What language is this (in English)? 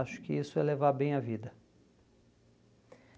Portuguese